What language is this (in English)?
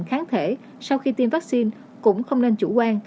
Vietnamese